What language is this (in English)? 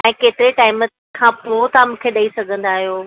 Sindhi